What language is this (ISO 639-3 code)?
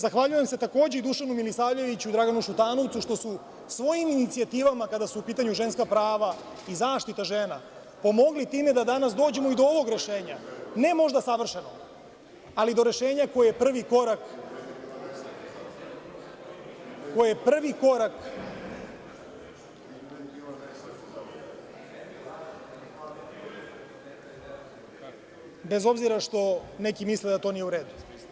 srp